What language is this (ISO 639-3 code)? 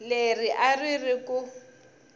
tso